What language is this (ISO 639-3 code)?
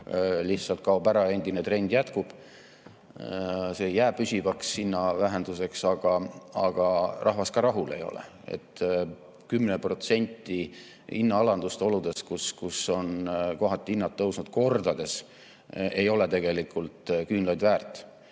est